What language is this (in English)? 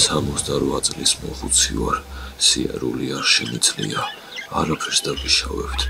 Romanian